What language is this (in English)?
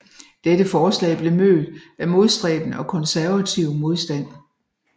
Danish